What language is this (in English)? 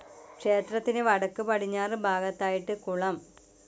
Malayalam